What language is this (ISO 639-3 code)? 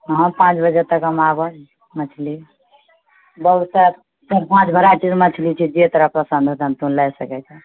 mai